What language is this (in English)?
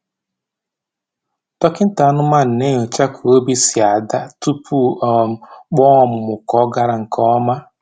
Igbo